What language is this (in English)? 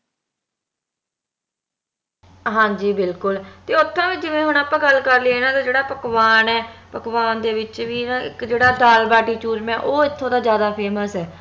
Punjabi